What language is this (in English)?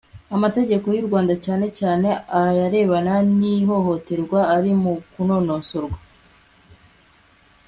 Kinyarwanda